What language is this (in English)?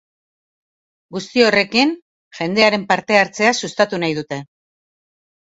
Basque